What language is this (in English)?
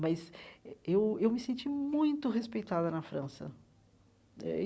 Portuguese